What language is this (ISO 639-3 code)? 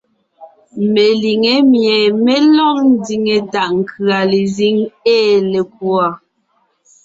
nnh